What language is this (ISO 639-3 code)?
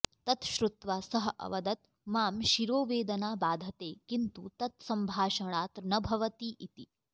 san